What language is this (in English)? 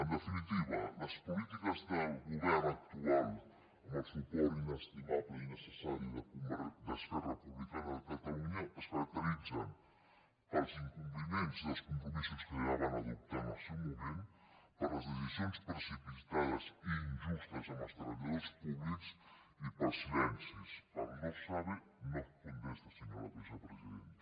Catalan